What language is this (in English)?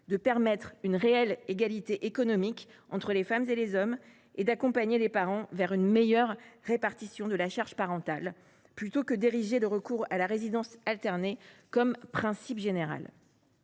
French